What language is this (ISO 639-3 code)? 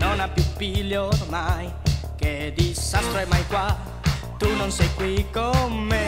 ita